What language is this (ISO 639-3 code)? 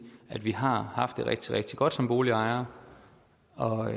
dan